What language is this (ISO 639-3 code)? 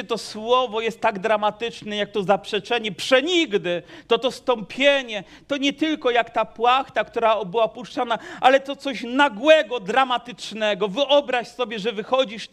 pol